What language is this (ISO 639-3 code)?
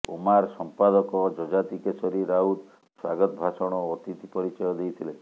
ori